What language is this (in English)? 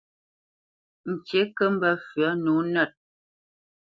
Bamenyam